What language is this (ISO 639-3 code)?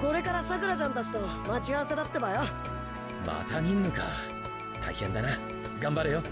jpn